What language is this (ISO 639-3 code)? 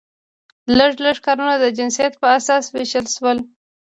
pus